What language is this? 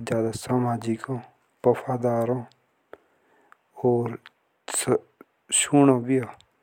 Jaunsari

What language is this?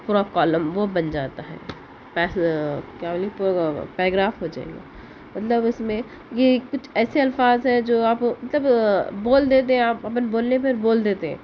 Urdu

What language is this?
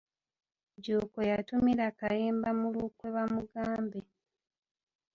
Ganda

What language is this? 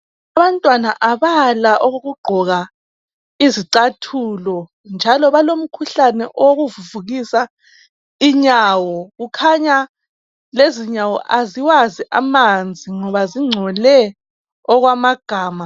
North Ndebele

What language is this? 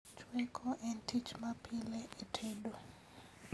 Luo (Kenya and Tanzania)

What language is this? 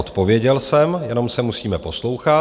Czech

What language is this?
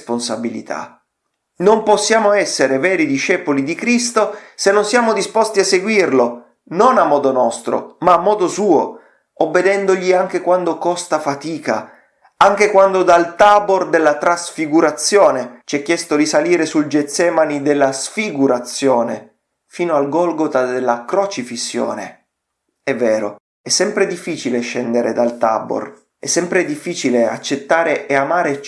Italian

